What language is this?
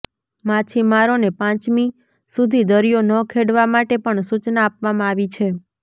Gujarati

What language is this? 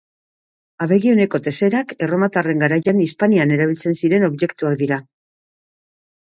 Basque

